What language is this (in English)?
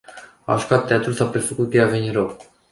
Romanian